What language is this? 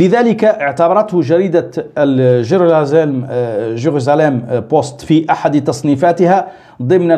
Arabic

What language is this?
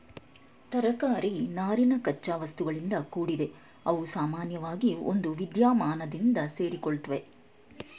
Kannada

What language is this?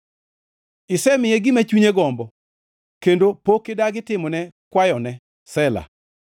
Luo (Kenya and Tanzania)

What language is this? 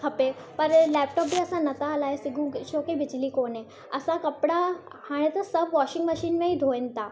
Sindhi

